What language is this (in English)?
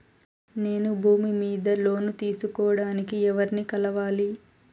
Telugu